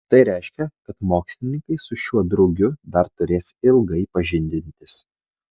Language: Lithuanian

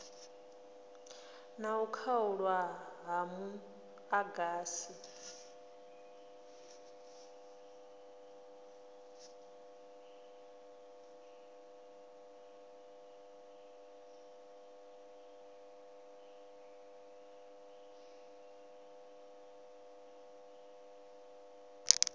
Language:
Venda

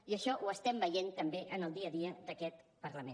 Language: Catalan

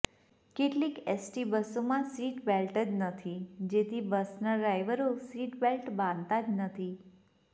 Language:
Gujarati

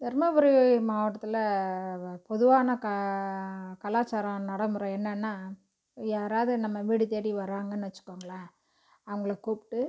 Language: Tamil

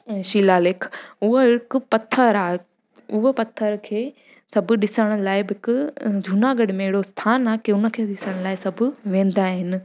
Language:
Sindhi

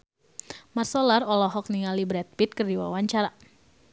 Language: Sundanese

